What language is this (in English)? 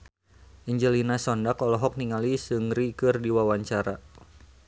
Sundanese